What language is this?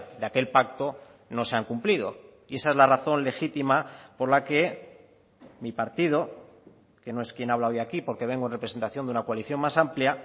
Spanish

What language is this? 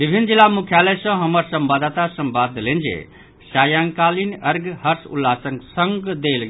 Maithili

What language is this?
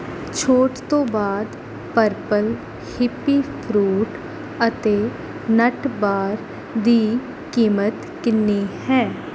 Punjabi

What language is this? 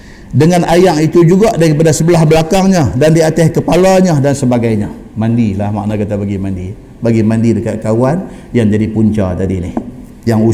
Malay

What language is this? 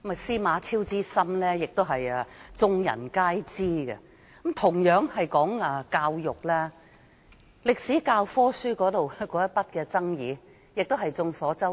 Cantonese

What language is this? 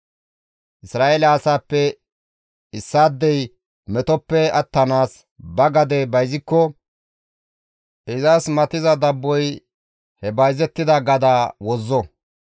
Gamo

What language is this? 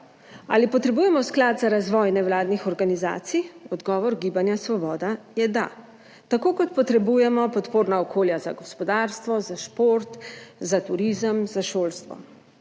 Slovenian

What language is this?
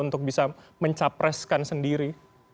Indonesian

